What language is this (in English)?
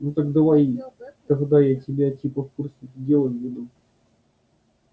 Russian